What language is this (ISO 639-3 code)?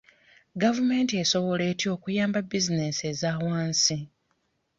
lug